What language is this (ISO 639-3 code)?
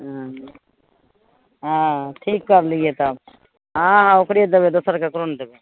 mai